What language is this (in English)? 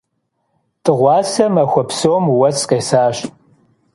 Kabardian